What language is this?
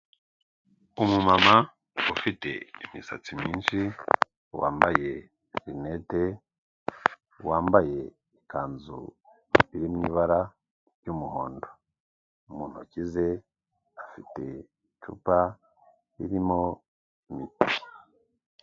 Kinyarwanda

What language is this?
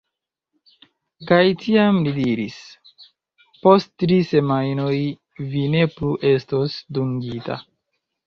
Esperanto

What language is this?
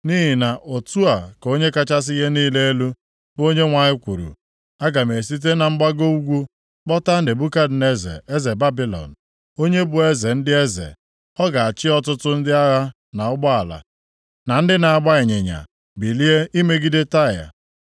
Igbo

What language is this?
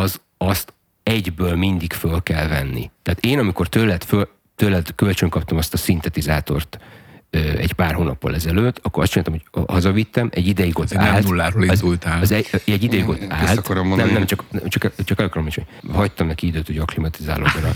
Hungarian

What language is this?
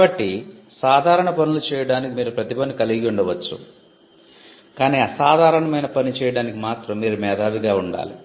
Telugu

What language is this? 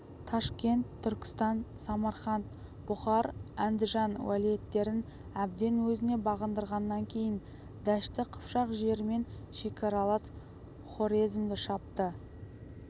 Kazakh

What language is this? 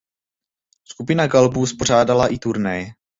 Czech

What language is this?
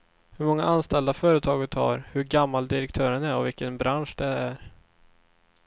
Swedish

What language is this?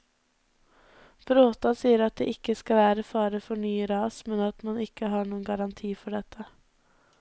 Norwegian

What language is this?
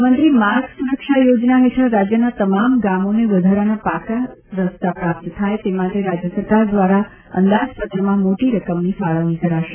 Gujarati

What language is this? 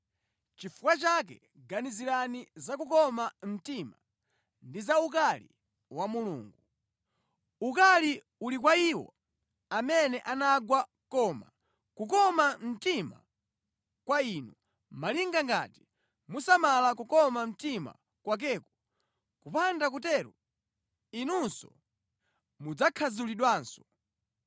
Nyanja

